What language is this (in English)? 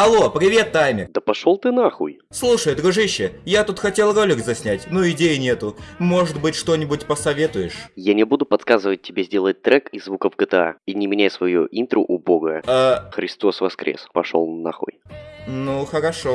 Russian